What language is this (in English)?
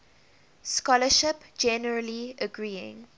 English